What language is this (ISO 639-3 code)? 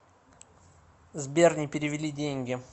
rus